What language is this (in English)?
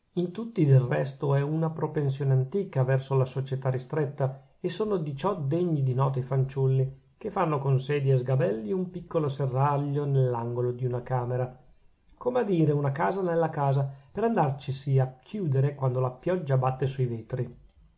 Italian